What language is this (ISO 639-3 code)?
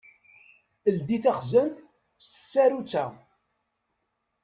kab